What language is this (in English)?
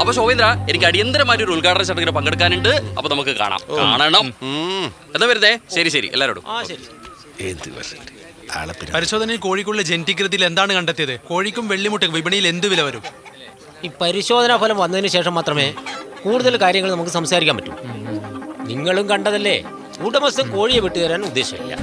Malayalam